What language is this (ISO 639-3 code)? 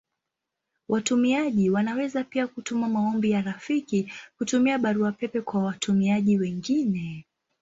swa